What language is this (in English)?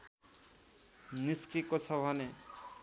Nepali